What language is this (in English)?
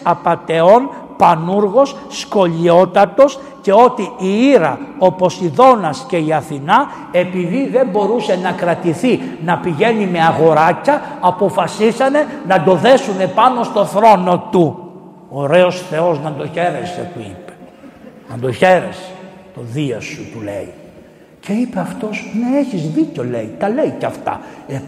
Greek